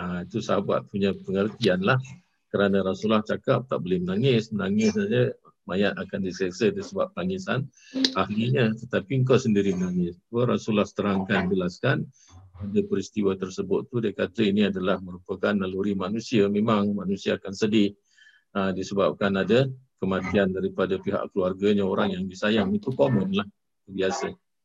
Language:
Malay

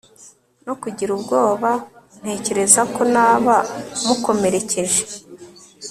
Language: Kinyarwanda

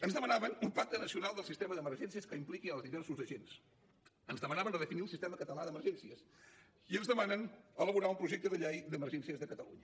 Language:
Catalan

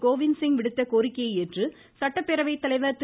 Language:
Tamil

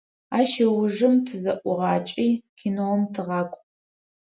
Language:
Adyghe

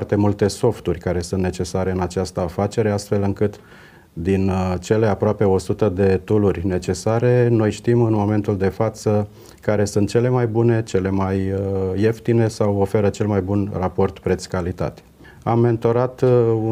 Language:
Romanian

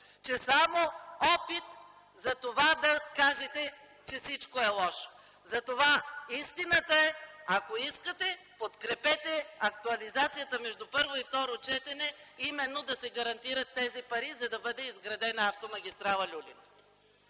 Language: Bulgarian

